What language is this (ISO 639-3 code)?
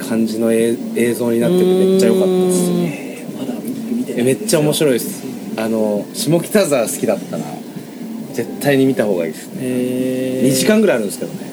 jpn